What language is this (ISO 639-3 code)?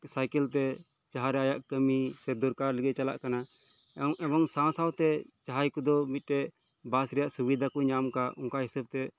sat